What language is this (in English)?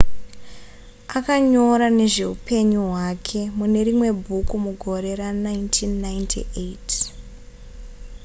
Shona